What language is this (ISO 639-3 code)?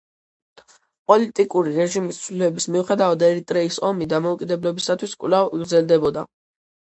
kat